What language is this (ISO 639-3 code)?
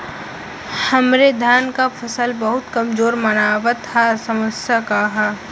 bho